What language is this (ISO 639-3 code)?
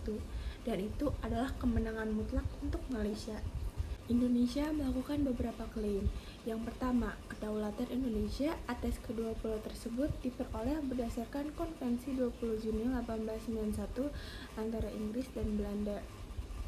ind